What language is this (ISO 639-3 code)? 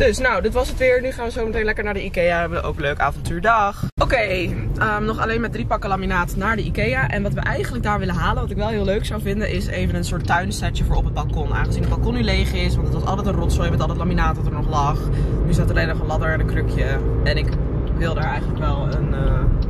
nld